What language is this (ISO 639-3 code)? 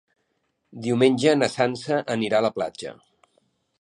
cat